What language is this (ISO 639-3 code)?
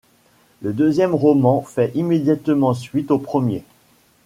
fra